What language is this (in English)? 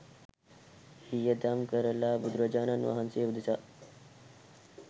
Sinhala